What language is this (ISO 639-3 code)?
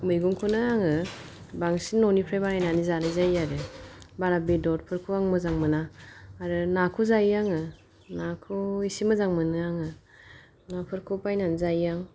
brx